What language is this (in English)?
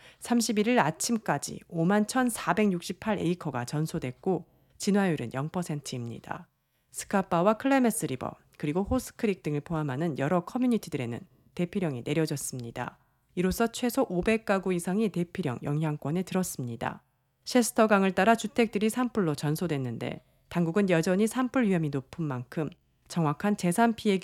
Korean